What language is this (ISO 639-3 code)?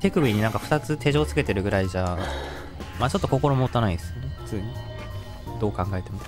jpn